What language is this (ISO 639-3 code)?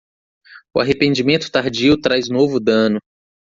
por